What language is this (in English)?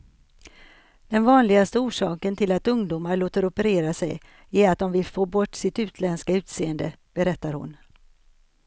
Swedish